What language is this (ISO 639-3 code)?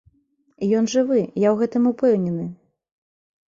bel